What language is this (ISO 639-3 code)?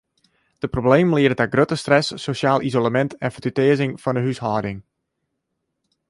fry